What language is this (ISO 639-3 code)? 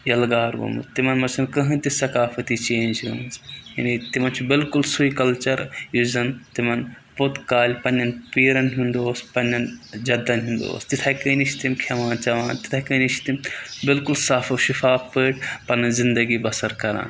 kas